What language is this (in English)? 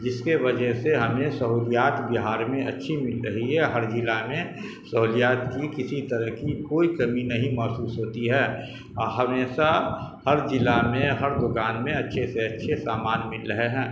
Urdu